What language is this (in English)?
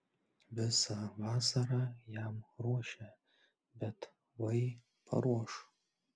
Lithuanian